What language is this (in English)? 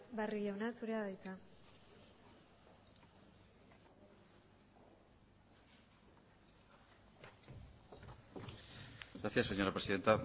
Basque